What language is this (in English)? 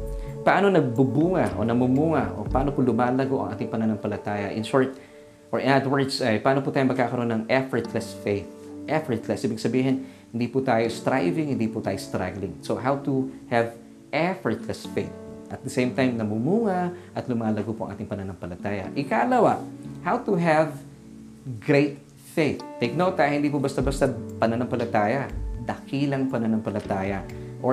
Filipino